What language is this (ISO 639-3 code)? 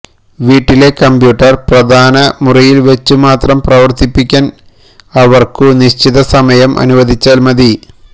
mal